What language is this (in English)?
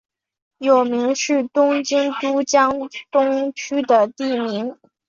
Chinese